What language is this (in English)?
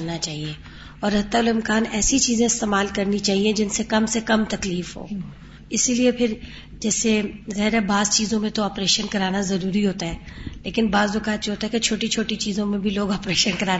Urdu